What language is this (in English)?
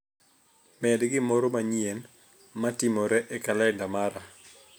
Luo (Kenya and Tanzania)